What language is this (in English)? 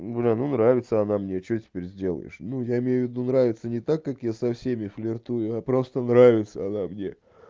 Russian